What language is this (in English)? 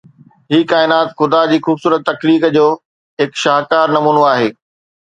Sindhi